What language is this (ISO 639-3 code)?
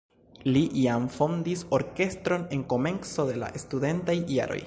epo